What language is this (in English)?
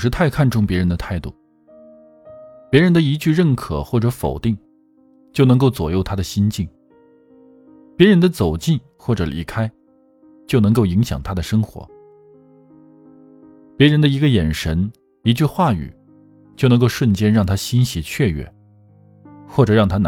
Chinese